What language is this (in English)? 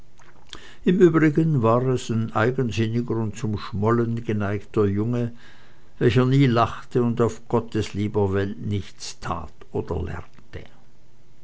German